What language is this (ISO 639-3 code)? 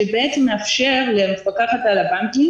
heb